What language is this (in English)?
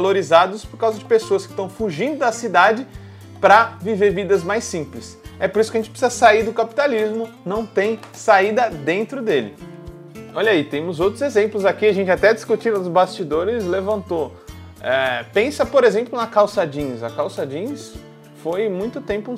Portuguese